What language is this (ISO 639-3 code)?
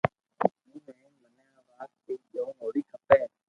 lrk